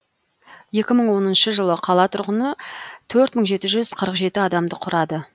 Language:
Kazakh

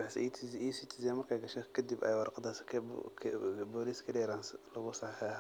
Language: Somali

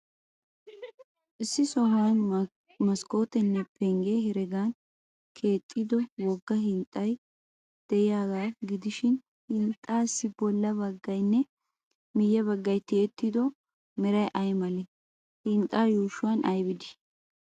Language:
Wolaytta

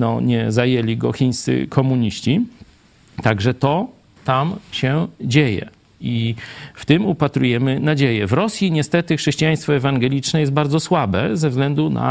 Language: Polish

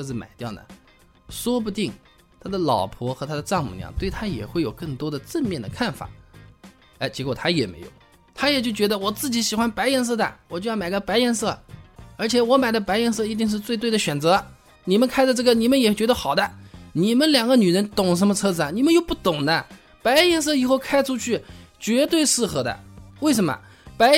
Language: Chinese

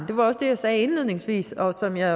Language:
Danish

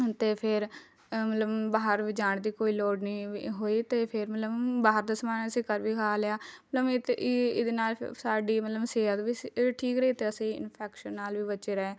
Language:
Punjabi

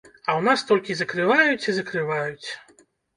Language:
Belarusian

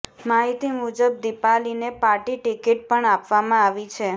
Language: Gujarati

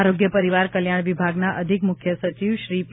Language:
Gujarati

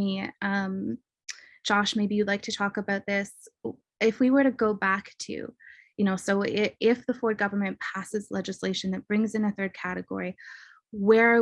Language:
English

